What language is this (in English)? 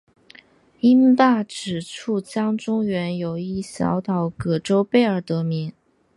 Chinese